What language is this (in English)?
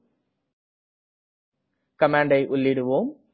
Tamil